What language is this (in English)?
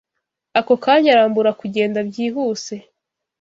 Kinyarwanda